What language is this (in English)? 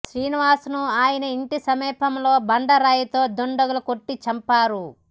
Telugu